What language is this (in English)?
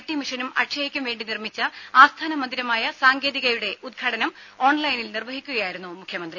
Malayalam